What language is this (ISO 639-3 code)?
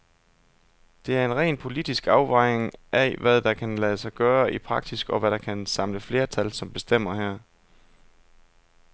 dan